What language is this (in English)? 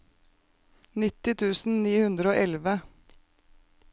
Norwegian